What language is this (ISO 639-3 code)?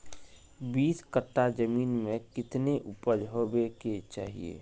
mag